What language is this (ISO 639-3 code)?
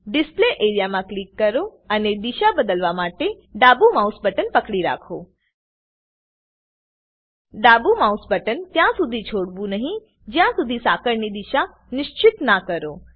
guj